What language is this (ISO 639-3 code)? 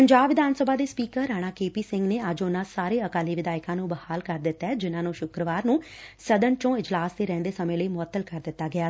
pan